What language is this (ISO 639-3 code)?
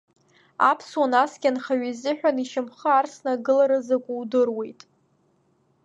abk